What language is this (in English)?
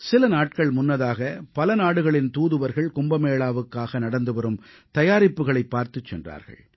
Tamil